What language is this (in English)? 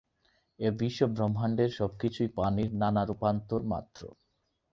Bangla